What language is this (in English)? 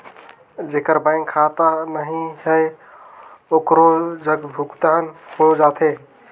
Chhattisgarhi